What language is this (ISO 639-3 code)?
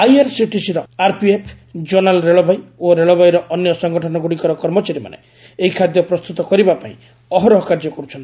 ori